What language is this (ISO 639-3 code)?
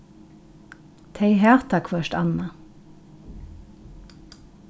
fao